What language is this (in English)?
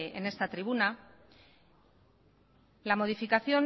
Spanish